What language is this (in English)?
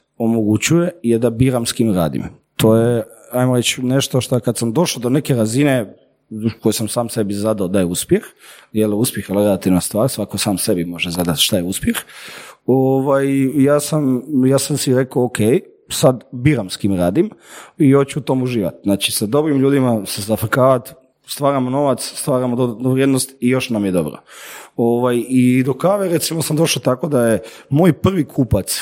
Croatian